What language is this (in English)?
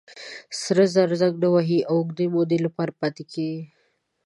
Pashto